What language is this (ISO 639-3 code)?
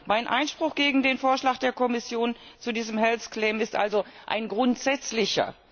deu